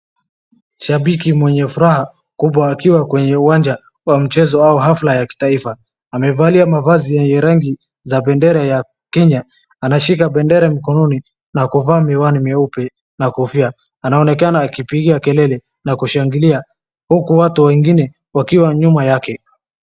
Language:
Swahili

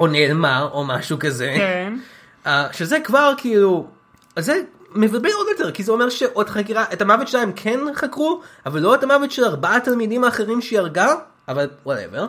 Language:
Hebrew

